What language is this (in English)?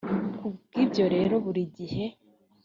Kinyarwanda